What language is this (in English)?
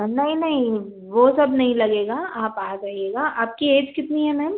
Hindi